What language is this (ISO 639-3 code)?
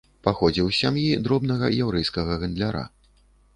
bel